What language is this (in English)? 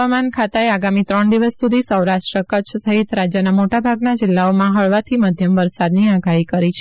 Gujarati